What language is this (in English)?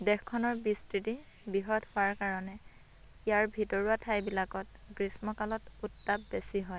Assamese